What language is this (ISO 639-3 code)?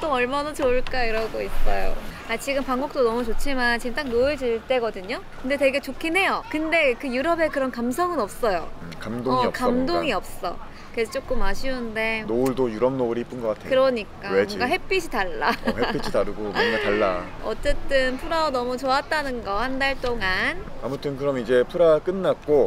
kor